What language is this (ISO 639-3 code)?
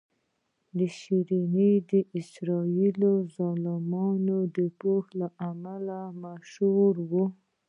pus